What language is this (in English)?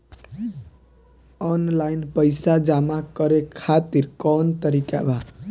Bhojpuri